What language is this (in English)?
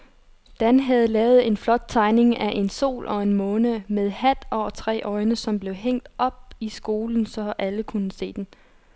Danish